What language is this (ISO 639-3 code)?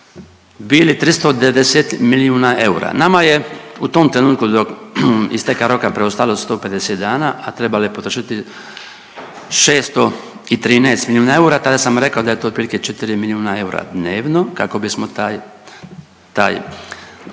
hrv